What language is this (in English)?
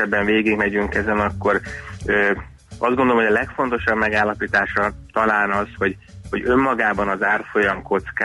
Hungarian